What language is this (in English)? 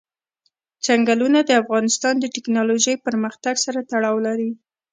Pashto